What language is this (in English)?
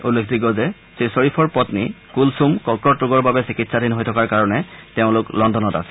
Assamese